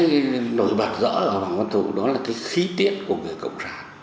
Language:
Vietnamese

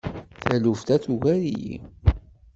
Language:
Kabyle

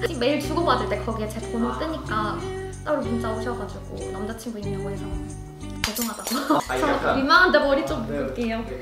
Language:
Korean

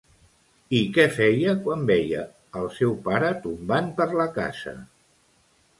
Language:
Catalan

